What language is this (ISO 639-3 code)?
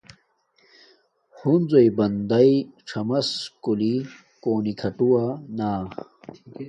dmk